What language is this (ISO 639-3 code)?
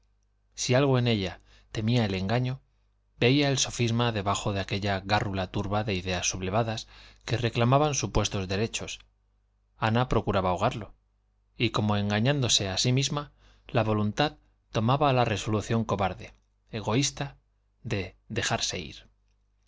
spa